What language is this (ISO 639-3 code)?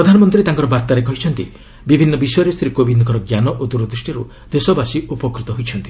ori